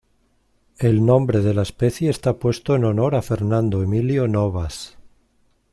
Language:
Spanish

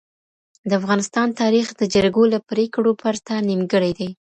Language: Pashto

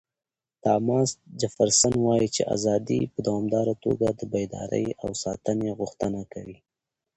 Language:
Pashto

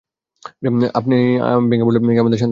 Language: Bangla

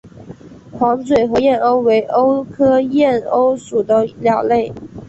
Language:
Chinese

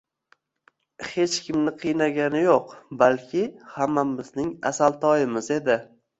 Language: Uzbek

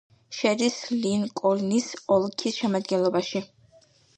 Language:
Georgian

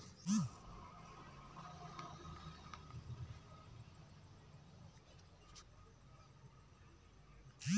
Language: Chhattisgarhi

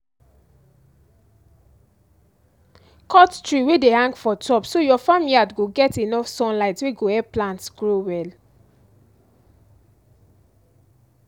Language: Nigerian Pidgin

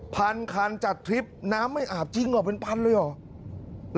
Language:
Thai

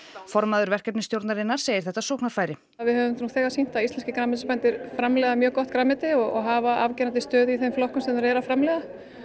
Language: Icelandic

